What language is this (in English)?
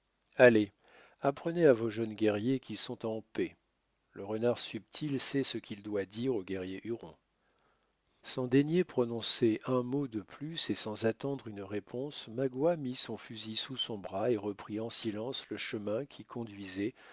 French